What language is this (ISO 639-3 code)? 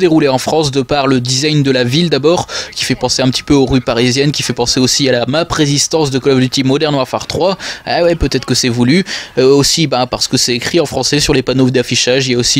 fra